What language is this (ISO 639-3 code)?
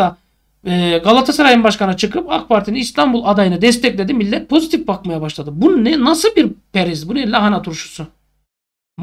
tur